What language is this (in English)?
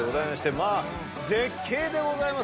Japanese